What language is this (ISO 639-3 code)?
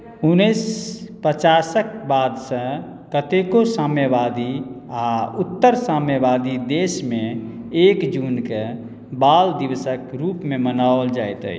mai